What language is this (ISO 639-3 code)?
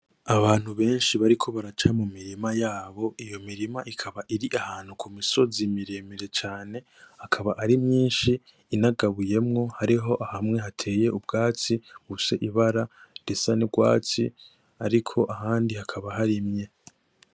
run